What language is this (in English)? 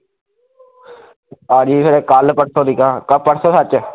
Punjabi